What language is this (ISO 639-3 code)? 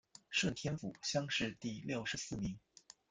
zho